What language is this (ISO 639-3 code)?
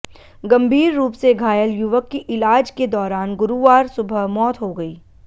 hin